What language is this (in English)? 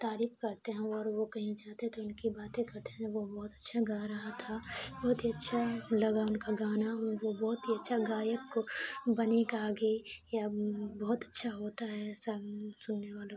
Urdu